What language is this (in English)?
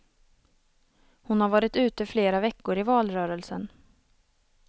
Swedish